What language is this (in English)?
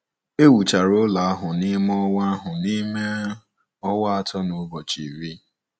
Igbo